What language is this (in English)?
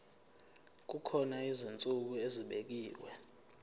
Zulu